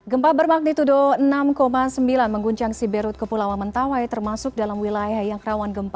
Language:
Indonesian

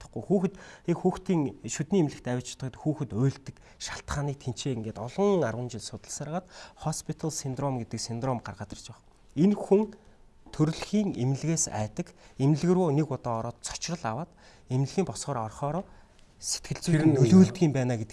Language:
Korean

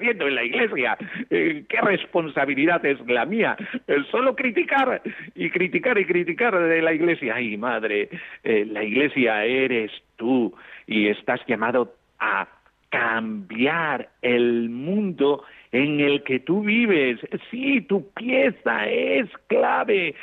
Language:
Spanish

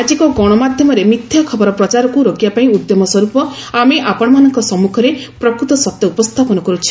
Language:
Odia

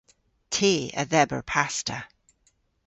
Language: Cornish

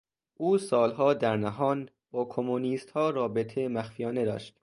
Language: Persian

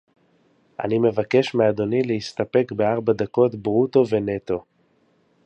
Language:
Hebrew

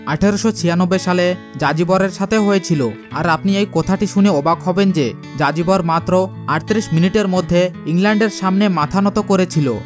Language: Bangla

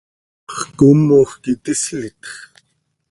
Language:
Seri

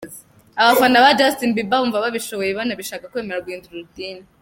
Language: Kinyarwanda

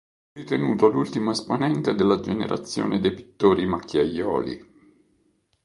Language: Italian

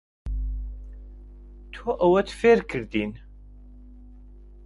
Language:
Central Kurdish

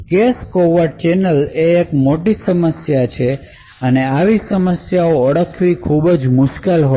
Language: Gujarati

